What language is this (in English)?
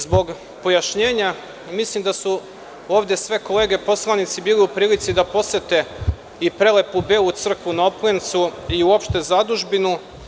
Serbian